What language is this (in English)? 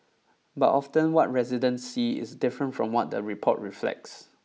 English